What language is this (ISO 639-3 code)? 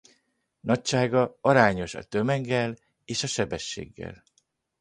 hun